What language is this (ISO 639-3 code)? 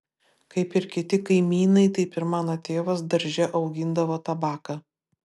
lit